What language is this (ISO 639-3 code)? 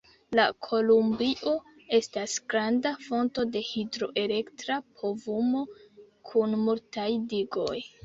epo